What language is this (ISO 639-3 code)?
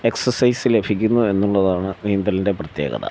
mal